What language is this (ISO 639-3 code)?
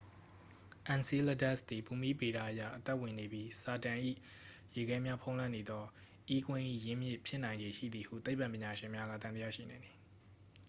mya